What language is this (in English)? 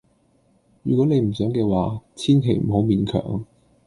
Cantonese